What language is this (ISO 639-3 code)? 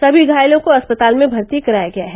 hin